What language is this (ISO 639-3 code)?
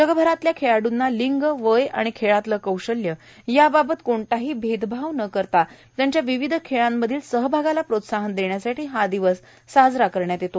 mar